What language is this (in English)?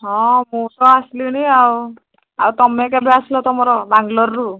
Odia